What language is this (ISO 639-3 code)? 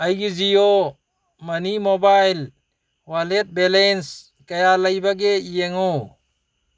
mni